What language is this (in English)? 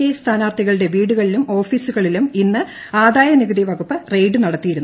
Malayalam